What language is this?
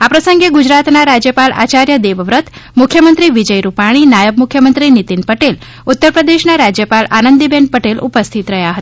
Gujarati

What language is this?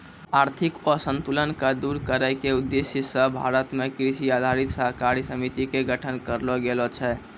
Maithili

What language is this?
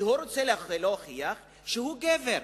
Hebrew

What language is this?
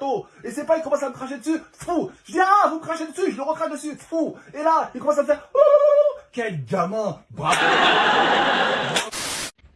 French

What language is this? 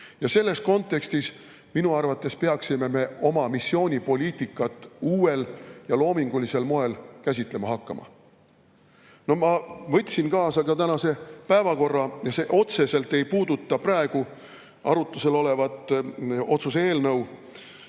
Estonian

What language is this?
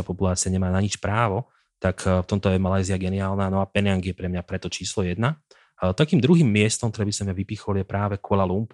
Slovak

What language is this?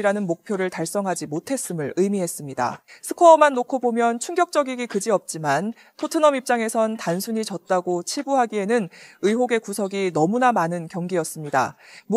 Korean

